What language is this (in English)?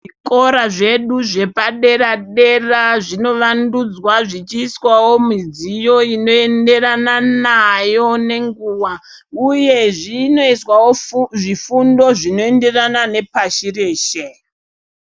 Ndau